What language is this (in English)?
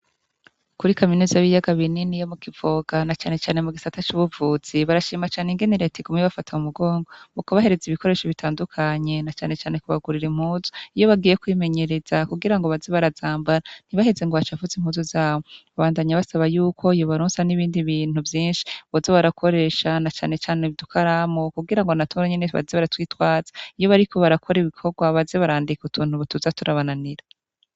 Rundi